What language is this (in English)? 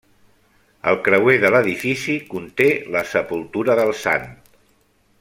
Catalan